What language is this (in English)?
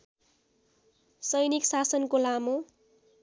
Nepali